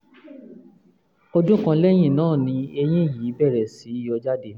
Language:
Yoruba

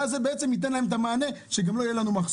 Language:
Hebrew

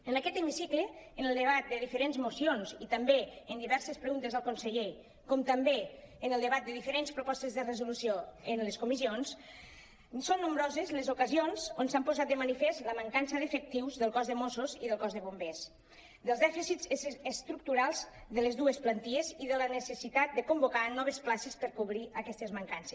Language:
Catalan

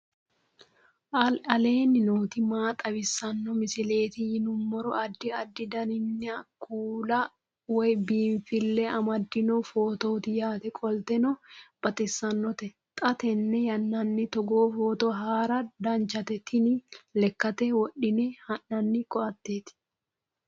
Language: Sidamo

